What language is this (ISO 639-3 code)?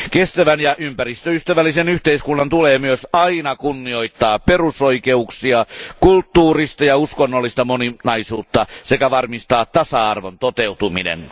fin